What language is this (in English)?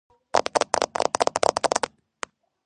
Georgian